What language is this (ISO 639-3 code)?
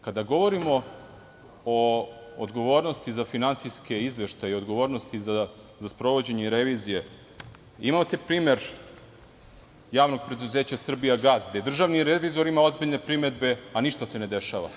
srp